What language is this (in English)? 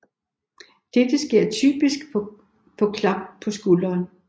Danish